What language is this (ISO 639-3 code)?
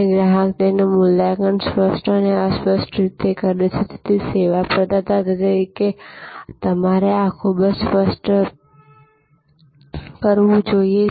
guj